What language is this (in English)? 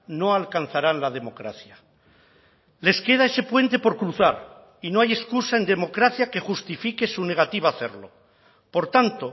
Spanish